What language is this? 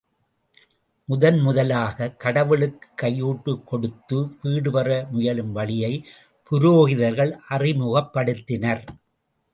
Tamil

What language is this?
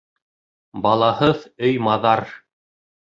Bashkir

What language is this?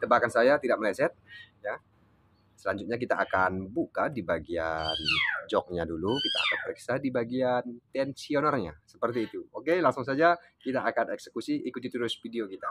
Indonesian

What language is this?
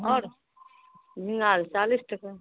Maithili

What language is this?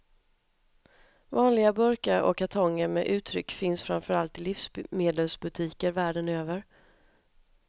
Swedish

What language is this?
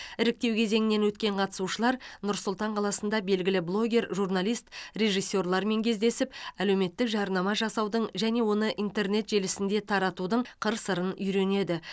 Kazakh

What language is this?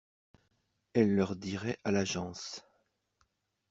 French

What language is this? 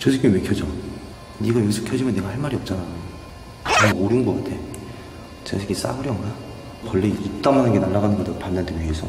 Korean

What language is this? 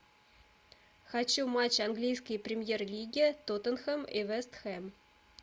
Russian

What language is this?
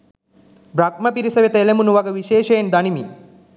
Sinhala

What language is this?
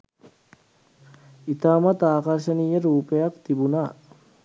Sinhala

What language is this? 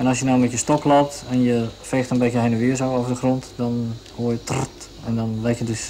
Dutch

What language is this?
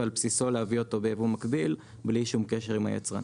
Hebrew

